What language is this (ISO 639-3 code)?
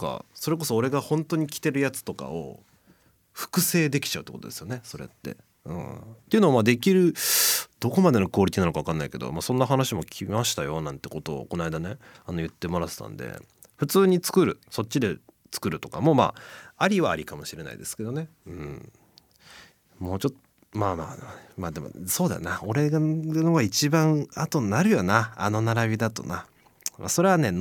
jpn